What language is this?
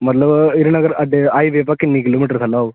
Dogri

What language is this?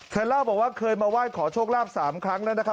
Thai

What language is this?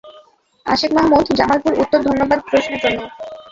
Bangla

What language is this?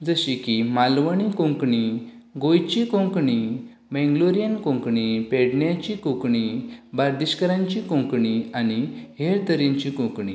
Konkani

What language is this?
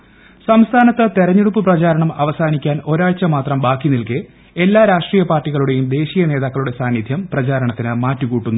Malayalam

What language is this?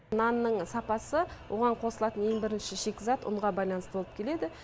Kazakh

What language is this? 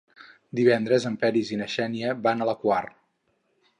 Catalan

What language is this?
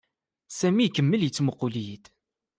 Kabyle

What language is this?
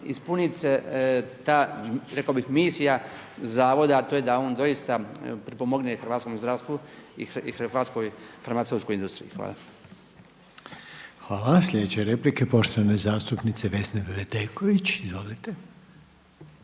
Croatian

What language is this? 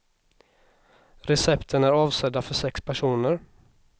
Swedish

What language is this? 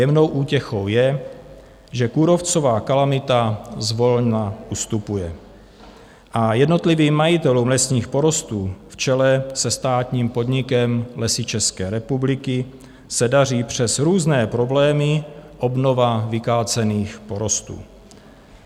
Czech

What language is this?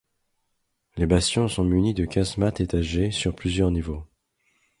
French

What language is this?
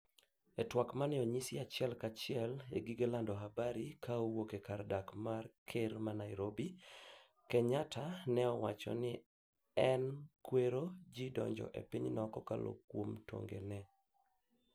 Luo (Kenya and Tanzania)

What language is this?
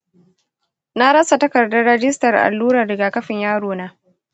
Hausa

